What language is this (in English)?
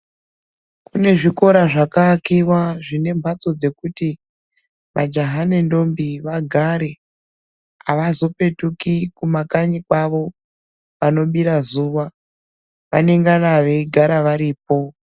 Ndau